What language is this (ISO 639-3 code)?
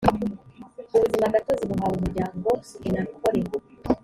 kin